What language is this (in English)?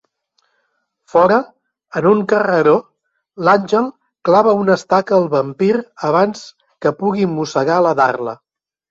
Catalan